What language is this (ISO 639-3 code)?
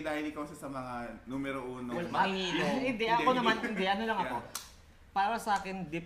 fil